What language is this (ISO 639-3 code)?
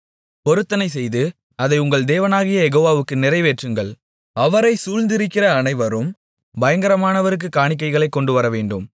tam